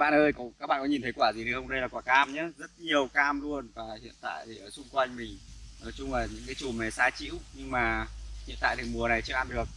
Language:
Vietnamese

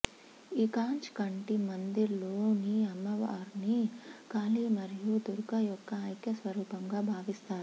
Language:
Telugu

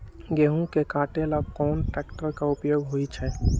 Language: Magahi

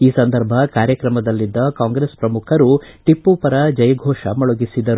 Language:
Kannada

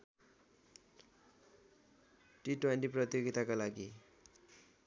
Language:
Nepali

